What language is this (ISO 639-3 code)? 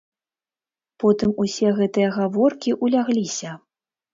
bel